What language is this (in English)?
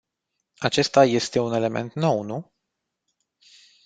Romanian